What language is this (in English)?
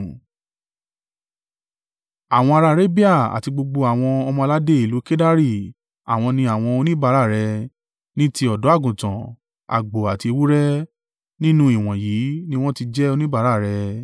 Yoruba